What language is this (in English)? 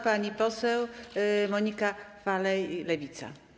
Polish